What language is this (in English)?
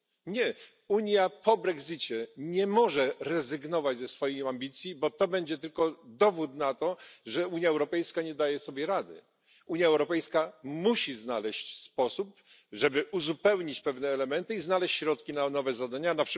Polish